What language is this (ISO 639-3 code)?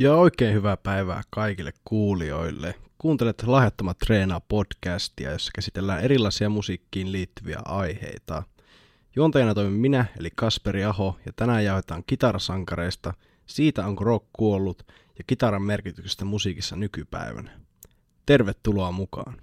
fin